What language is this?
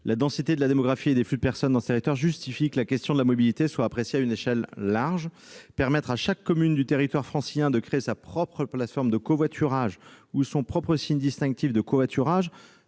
French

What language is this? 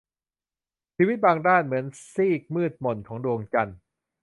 Thai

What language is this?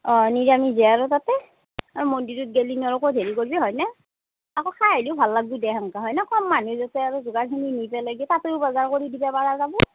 Assamese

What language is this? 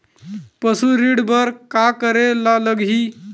Chhattisgarhi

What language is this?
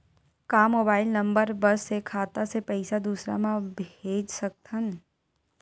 Chhattisgarhi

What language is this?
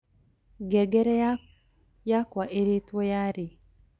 Kikuyu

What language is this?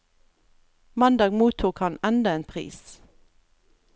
Norwegian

